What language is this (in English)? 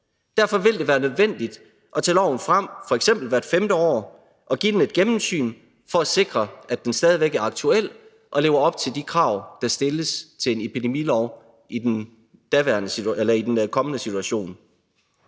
Danish